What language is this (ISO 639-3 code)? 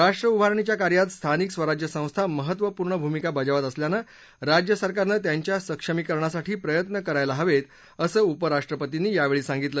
mar